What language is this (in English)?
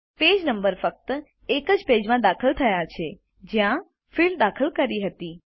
Gujarati